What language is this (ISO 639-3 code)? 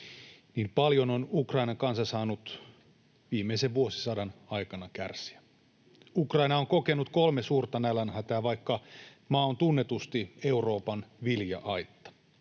fin